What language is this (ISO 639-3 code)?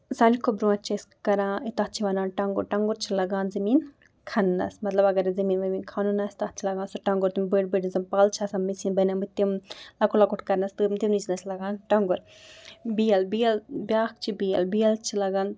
kas